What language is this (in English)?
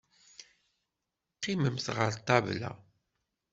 Kabyle